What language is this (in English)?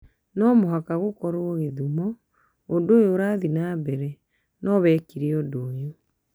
Kikuyu